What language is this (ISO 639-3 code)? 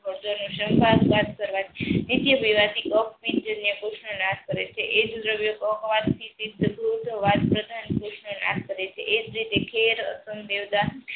guj